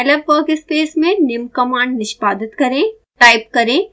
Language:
Hindi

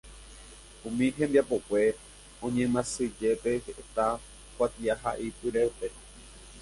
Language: Guarani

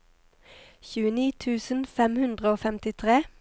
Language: Norwegian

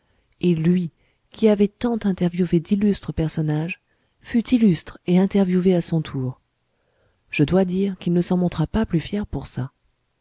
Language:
French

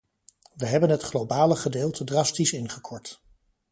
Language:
Dutch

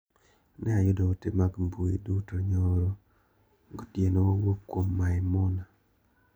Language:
Luo (Kenya and Tanzania)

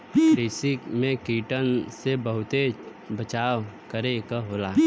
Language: Bhojpuri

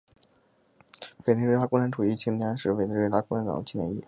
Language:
Chinese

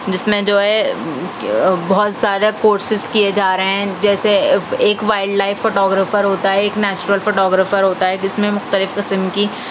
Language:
Urdu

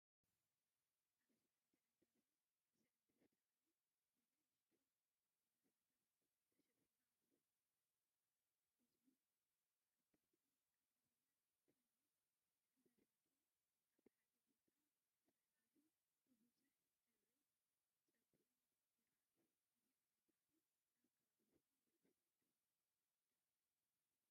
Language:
Tigrinya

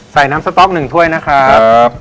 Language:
Thai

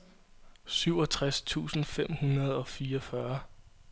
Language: Danish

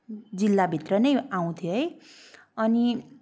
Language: Nepali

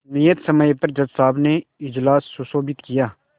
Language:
Hindi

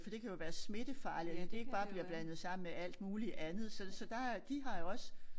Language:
Danish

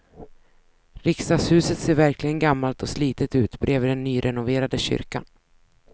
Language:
Swedish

